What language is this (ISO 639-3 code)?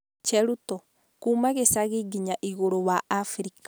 kik